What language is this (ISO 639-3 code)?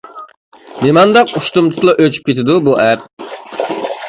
uig